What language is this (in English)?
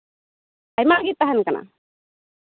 Santali